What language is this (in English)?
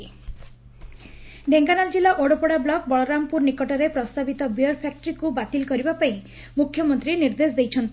Odia